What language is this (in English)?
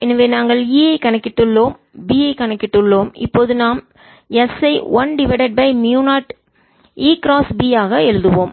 Tamil